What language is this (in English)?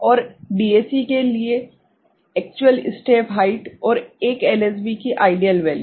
Hindi